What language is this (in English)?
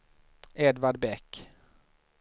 Swedish